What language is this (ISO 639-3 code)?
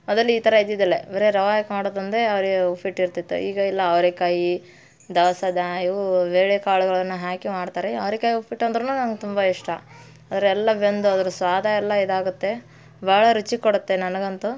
kan